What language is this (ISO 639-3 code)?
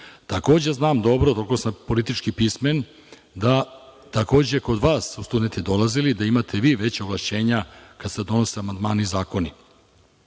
srp